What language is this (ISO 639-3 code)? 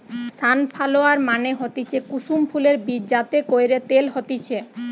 ben